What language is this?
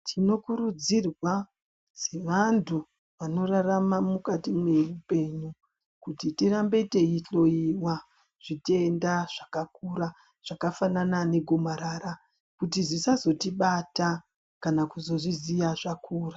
Ndau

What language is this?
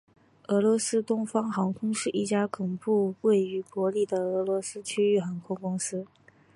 Chinese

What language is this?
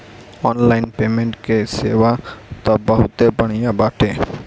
Bhojpuri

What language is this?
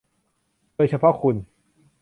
Thai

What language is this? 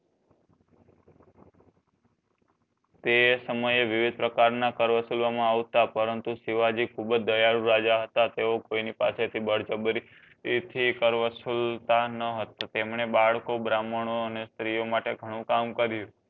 Gujarati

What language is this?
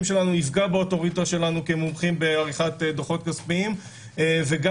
Hebrew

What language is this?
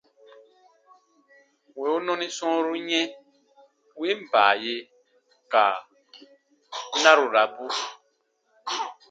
Baatonum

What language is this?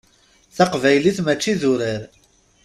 Kabyle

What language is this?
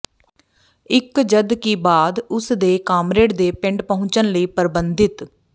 Punjabi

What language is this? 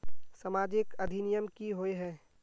Magahi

